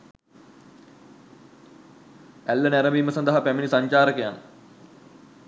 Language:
Sinhala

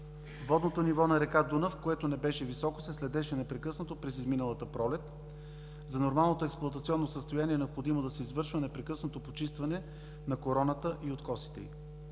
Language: Bulgarian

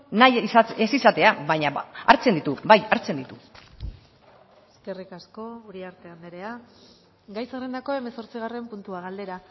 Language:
Basque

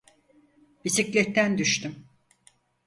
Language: Turkish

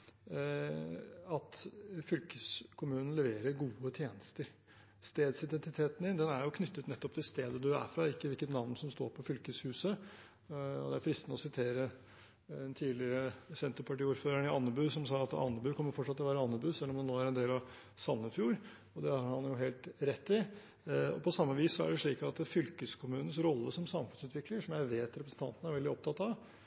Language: Norwegian Bokmål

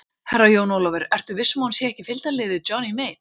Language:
Icelandic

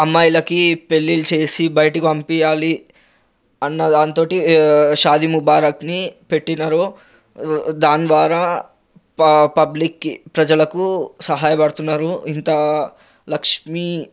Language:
Telugu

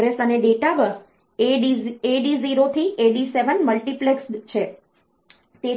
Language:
Gujarati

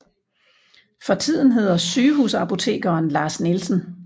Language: Danish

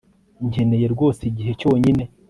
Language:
Kinyarwanda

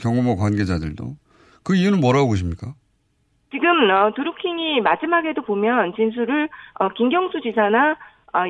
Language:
Korean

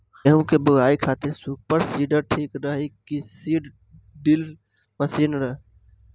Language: Bhojpuri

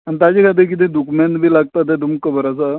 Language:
Konkani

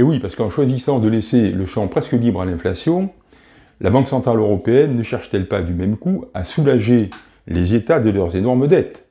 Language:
French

